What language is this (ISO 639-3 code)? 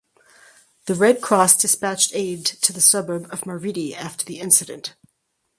eng